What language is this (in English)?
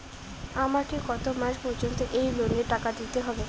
Bangla